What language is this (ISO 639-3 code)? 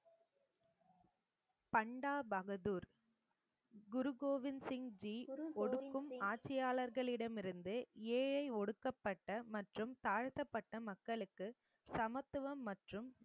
tam